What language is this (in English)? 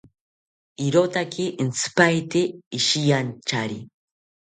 South Ucayali Ashéninka